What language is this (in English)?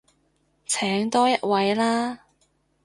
Cantonese